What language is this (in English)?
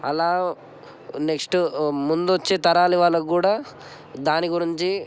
Telugu